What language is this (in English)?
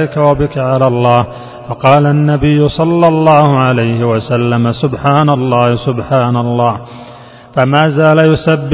Arabic